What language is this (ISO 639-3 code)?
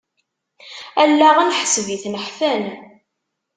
kab